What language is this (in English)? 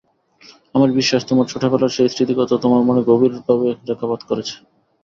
Bangla